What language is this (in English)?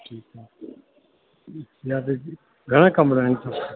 Sindhi